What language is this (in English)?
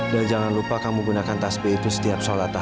Indonesian